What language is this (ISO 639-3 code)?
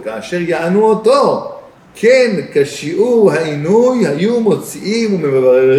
heb